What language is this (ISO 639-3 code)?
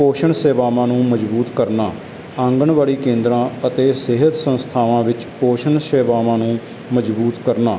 pan